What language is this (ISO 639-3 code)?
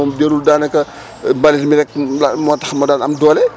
wol